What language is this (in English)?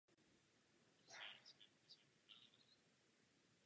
Czech